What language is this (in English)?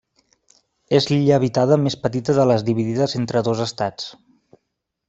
Catalan